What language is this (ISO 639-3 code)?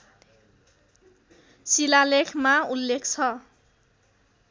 nep